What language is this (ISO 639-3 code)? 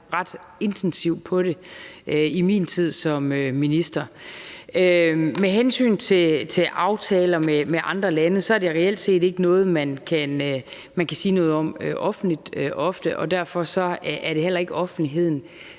dan